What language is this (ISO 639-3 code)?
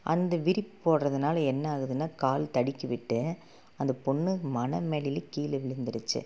tam